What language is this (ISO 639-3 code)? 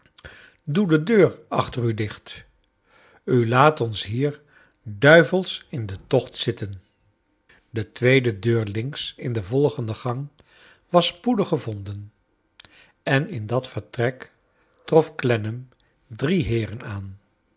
nld